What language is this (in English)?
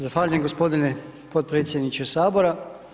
Croatian